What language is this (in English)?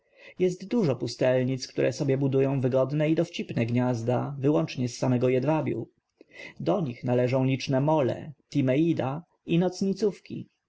Polish